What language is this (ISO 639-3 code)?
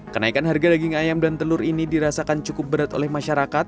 ind